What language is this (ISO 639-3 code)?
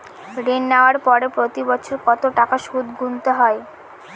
ben